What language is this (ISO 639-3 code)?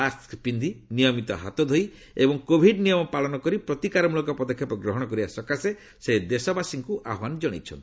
ori